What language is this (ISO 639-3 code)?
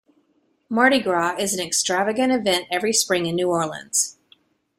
eng